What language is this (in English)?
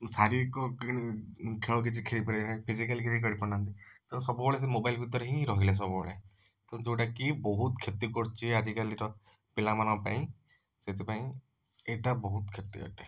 Odia